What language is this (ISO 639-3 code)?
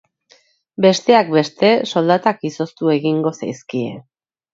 eus